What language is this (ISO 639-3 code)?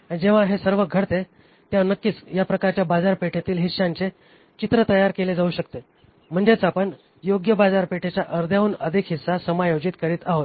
mar